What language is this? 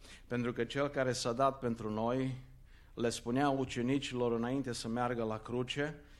Romanian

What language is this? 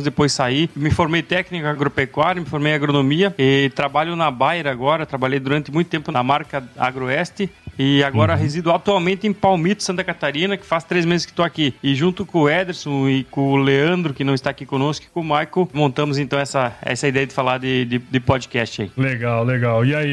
Portuguese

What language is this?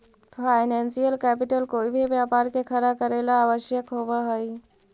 Magahi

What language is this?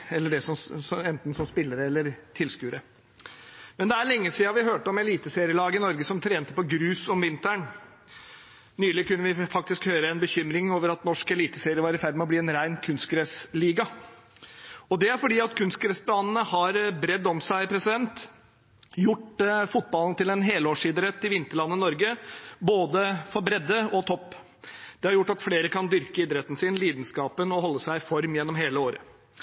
Norwegian Bokmål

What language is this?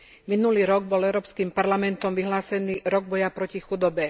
Slovak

